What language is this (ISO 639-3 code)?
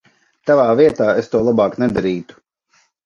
lav